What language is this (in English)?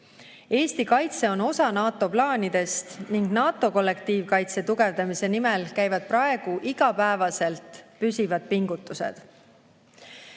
Estonian